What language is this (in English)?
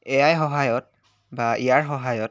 Assamese